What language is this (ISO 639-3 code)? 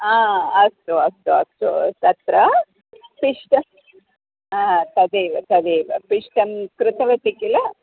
san